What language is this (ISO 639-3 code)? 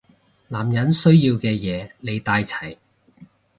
yue